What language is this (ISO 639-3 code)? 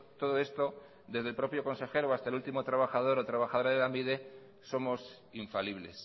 spa